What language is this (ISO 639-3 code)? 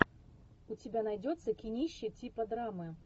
rus